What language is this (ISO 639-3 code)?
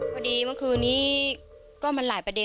tha